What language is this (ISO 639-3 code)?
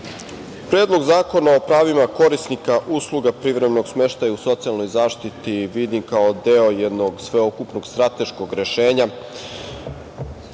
srp